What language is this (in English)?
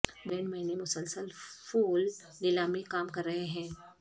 Urdu